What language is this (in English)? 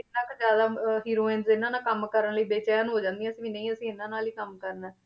Punjabi